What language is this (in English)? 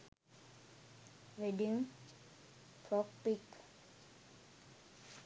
Sinhala